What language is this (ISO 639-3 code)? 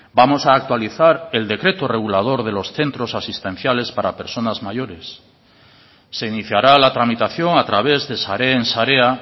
spa